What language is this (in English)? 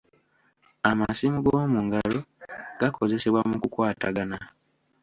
Ganda